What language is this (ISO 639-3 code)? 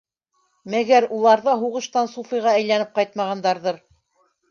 bak